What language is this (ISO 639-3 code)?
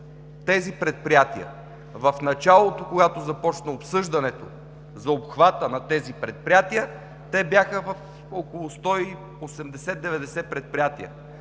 bul